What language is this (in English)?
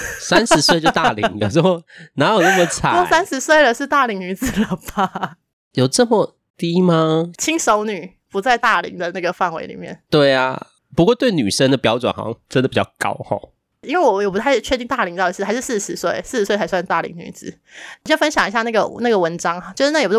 Chinese